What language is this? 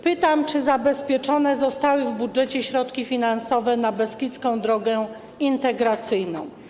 Polish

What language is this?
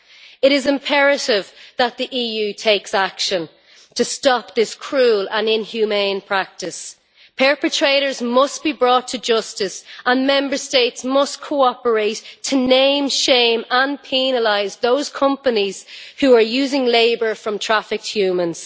English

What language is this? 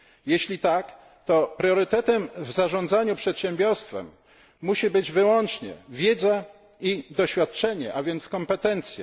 Polish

